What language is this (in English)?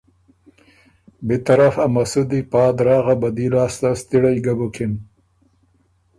Ormuri